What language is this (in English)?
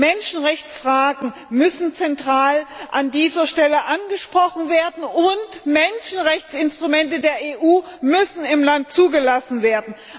German